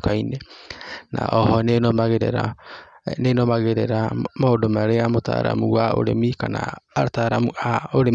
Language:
Kikuyu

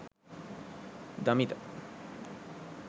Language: Sinhala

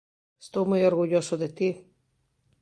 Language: Galician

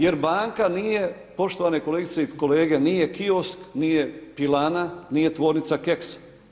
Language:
Croatian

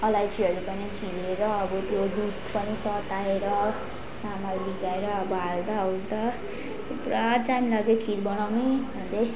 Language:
Nepali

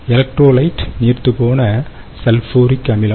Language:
Tamil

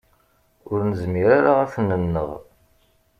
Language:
Kabyle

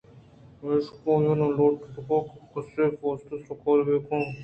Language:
Eastern Balochi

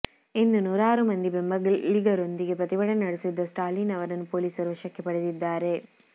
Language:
Kannada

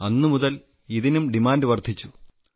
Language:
Malayalam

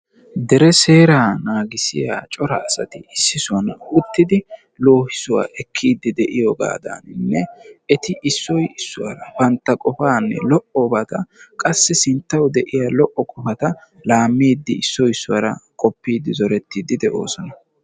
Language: Wolaytta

